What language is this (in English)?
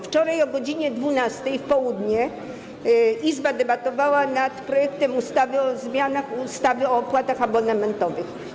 Polish